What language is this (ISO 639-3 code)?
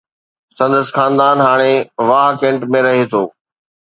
snd